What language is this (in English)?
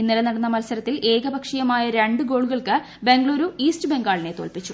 Malayalam